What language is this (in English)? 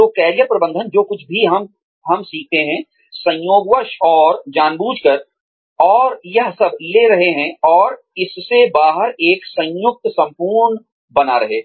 Hindi